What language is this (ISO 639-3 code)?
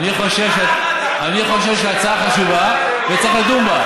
heb